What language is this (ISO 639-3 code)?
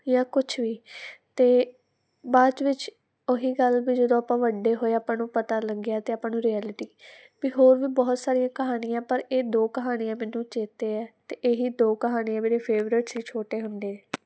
pan